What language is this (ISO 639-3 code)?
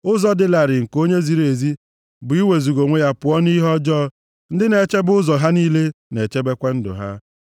ibo